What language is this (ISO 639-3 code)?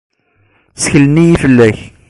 kab